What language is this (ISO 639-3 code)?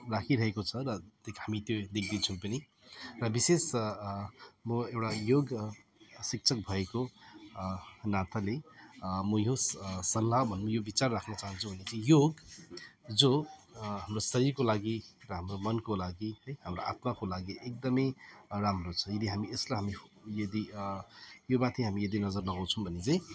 nep